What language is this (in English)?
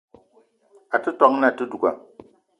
Eton (Cameroon)